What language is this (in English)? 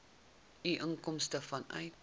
Afrikaans